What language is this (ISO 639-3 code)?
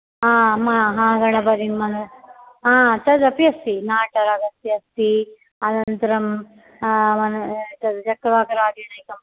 san